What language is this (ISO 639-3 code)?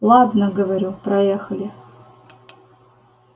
rus